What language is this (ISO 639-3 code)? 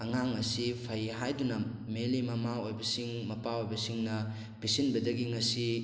mni